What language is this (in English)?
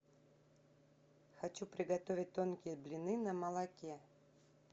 Russian